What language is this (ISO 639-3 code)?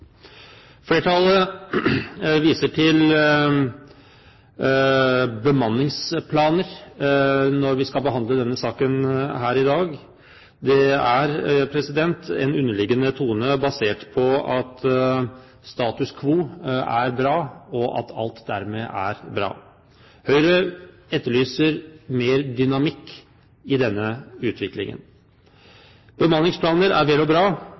nob